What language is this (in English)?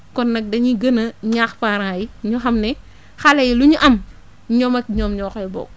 Wolof